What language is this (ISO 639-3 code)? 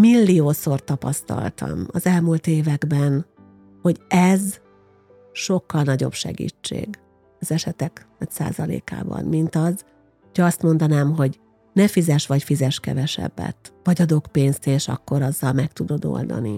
hun